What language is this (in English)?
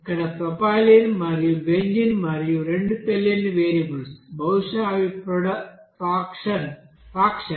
Telugu